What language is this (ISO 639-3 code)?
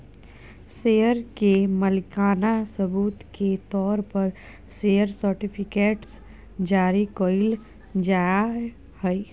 mag